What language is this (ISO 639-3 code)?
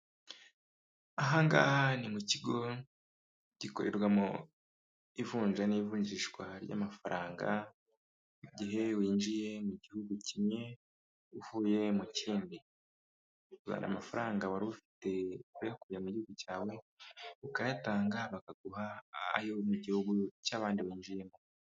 kin